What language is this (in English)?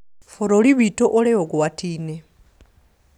Kikuyu